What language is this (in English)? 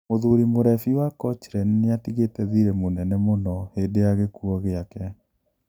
Kikuyu